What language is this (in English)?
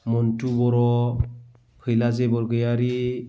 Bodo